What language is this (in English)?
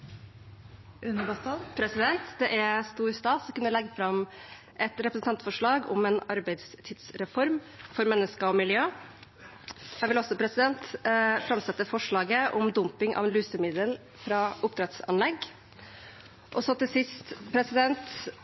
Norwegian Nynorsk